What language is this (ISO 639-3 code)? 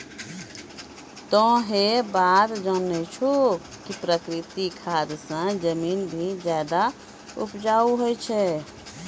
mai